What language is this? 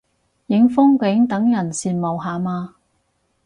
Cantonese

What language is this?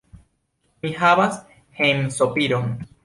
Esperanto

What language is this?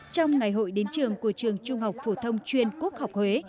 Vietnamese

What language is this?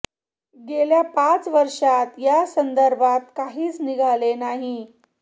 Marathi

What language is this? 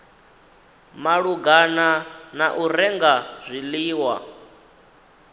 Venda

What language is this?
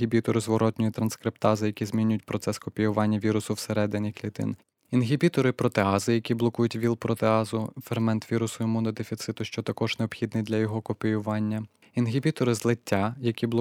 Ukrainian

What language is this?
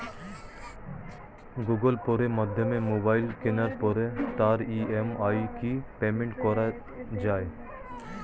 Bangla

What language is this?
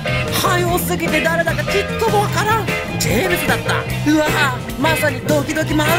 Japanese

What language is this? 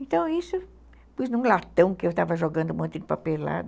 Portuguese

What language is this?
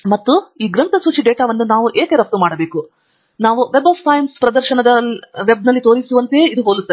Kannada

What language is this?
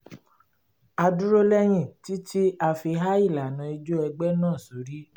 Yoruba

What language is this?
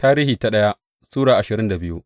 Hausa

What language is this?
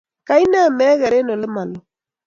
Kalenjin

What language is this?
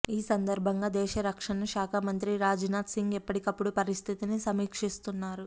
Telugu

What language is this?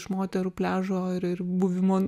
Lithuanian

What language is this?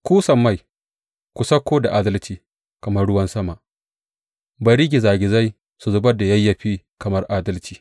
Hausa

